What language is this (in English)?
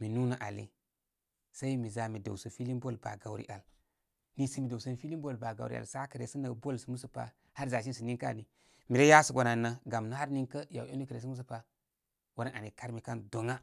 Koma